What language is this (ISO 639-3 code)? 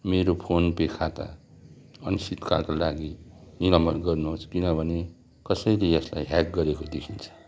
nep